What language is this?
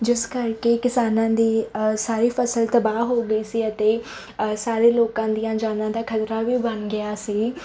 Punjabi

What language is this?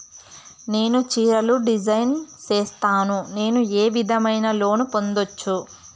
Telugu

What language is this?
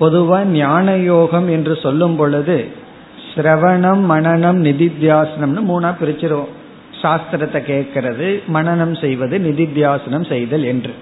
Tamil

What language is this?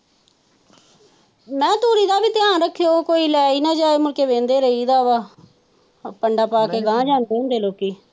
Punjabi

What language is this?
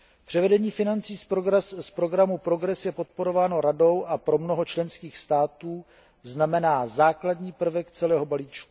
Czech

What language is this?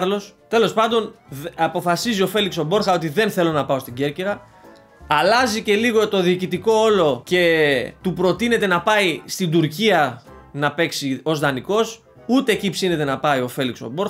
Greek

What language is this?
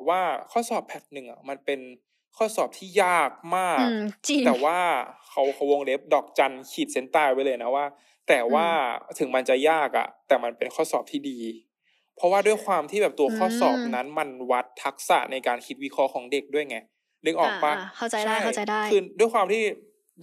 Thai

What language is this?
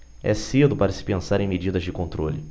Portuguese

